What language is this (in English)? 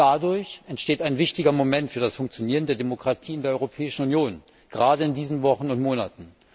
German